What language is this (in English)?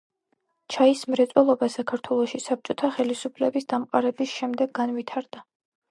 Georgian